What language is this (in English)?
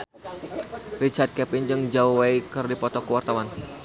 Sundanese